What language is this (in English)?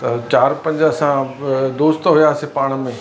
Sindhi